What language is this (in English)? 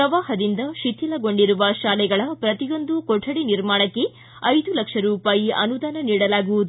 Kannada